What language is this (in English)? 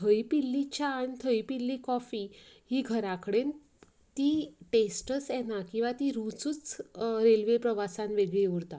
Konkani